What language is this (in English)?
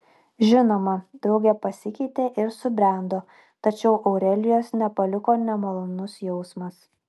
Lithuanian